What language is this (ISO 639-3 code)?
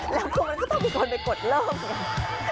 tha